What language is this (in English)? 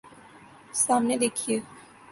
Urdu